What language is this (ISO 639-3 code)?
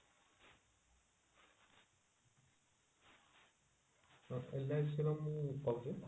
ori